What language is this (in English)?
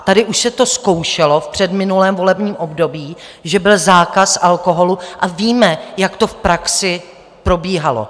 Czech